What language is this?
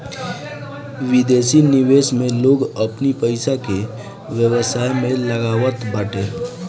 Bhojpuri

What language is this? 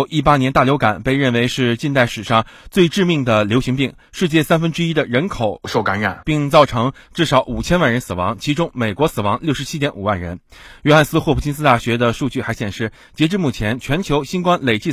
Chinese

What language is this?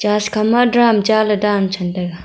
Wancho Naga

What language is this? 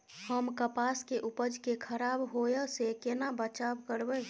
Maithili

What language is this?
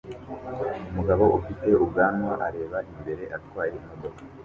Kinyarwanda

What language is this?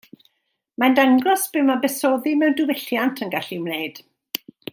Welsh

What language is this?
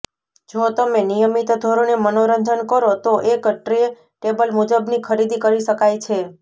Gujarati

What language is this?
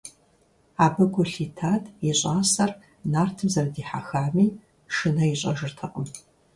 Kabardian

